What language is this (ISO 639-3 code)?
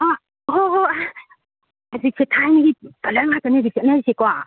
mni